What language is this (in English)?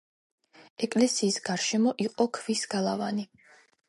Georgian